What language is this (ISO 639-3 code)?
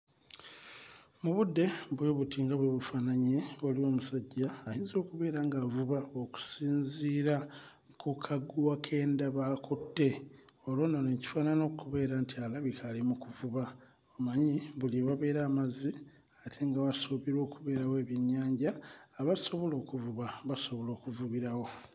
lug